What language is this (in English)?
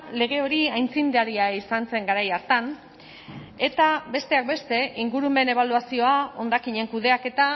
Basque